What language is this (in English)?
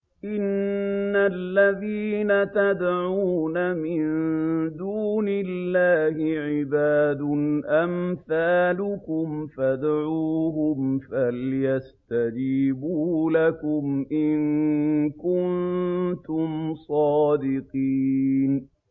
Arabic